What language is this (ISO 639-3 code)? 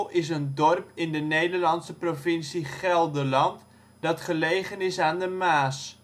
nld